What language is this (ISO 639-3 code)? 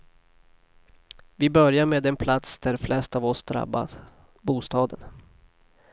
swe